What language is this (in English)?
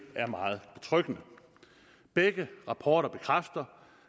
Danish